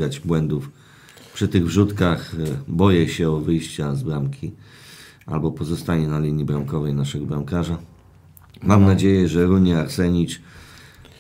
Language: Polish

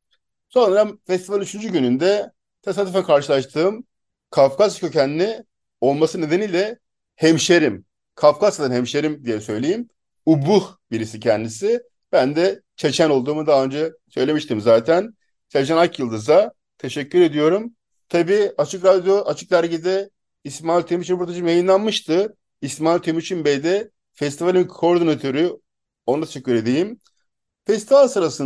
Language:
Turkish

